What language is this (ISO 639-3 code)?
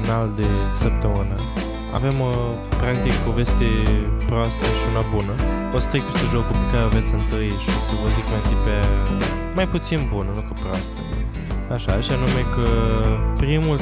ron